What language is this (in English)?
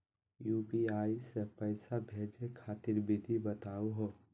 Magahi